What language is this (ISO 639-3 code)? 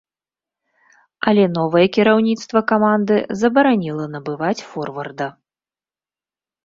bel